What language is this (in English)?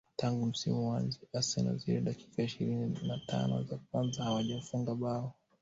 Swahili